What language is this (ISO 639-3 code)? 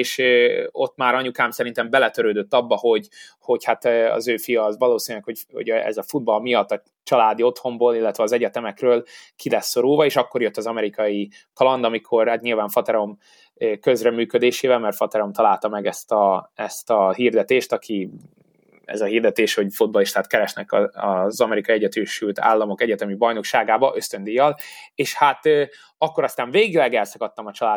hun